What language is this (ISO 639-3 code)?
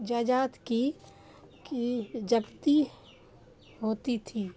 urd